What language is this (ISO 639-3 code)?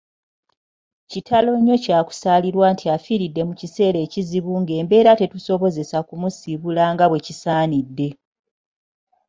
lug